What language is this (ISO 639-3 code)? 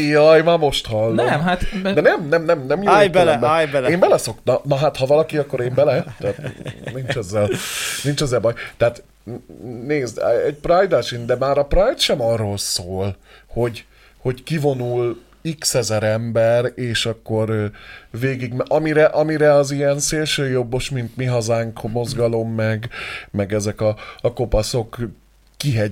hun